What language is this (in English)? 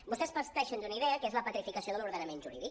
Catalan